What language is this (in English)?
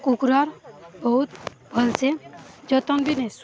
Odia